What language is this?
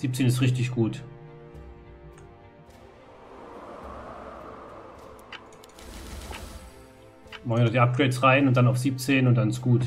German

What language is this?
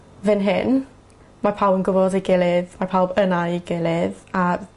Welsh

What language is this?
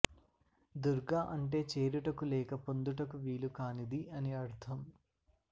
Telugu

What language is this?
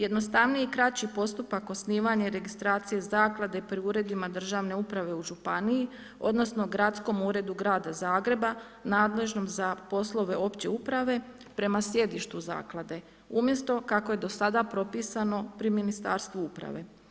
Croatian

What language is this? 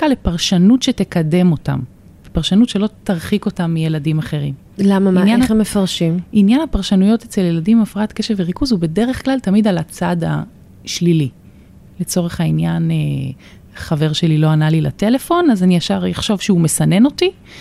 Hebrew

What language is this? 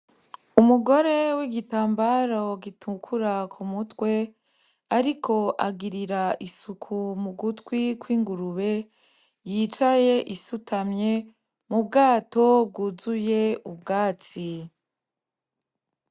Rundi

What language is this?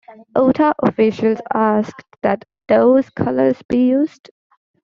English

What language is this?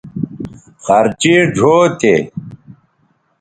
Bateri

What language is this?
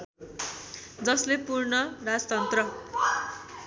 Nepali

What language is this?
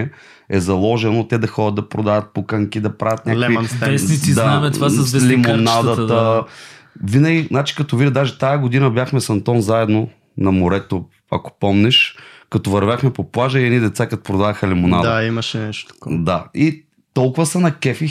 Bulgarian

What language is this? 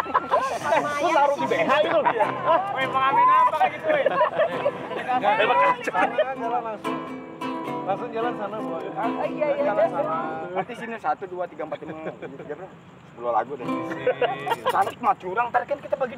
Polish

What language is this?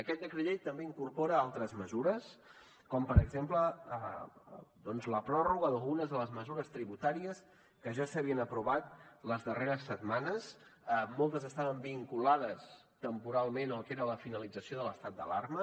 Catalan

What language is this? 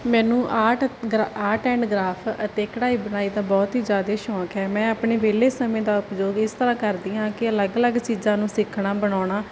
Punjabi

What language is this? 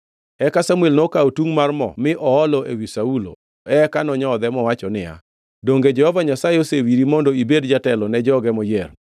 Luo (Kenya and Tanzania)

